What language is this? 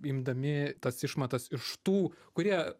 Lithuanian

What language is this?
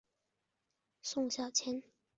Chinese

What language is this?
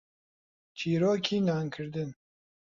Central Kurdish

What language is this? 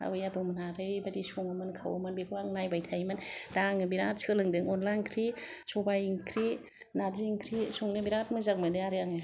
Bodo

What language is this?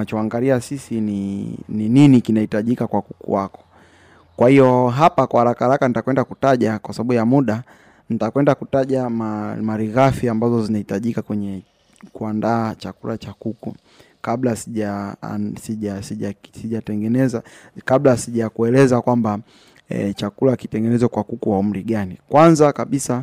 Swahili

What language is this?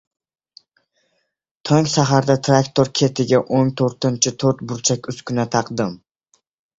Uzbek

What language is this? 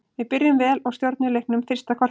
Icelandic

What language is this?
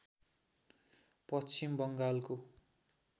Nepali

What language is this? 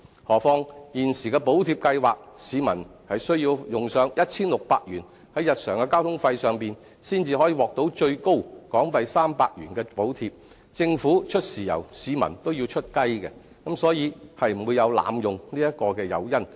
Cantonese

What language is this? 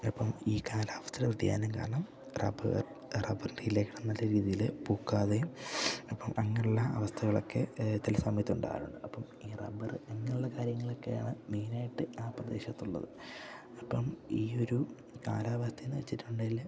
Malayalam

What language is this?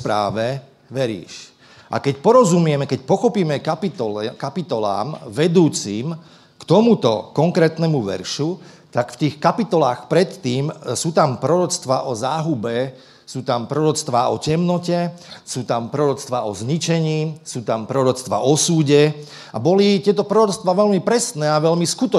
Slovak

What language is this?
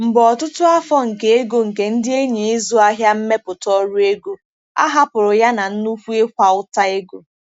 Igbo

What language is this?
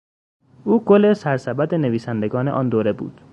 Persian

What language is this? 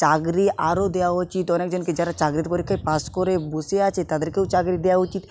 Bangla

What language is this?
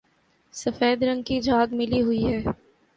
Urdu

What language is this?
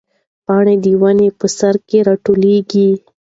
Pashto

